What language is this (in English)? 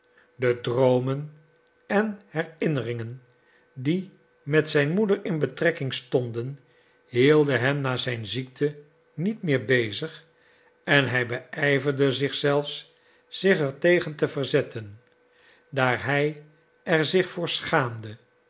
Dutch